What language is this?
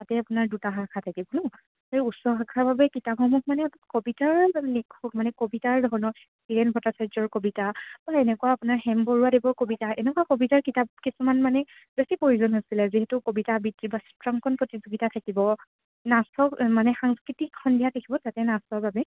Assamese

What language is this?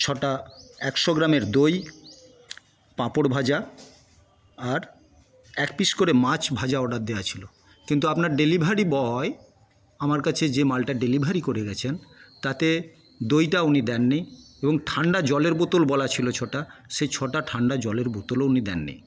Bangla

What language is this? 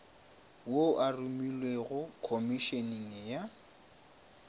Northern Sotho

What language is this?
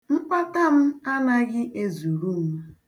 Igbo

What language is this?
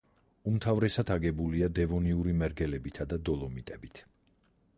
Georgian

